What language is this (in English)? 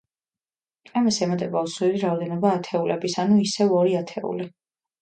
Georgian